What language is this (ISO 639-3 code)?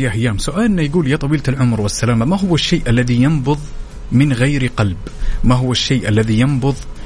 ara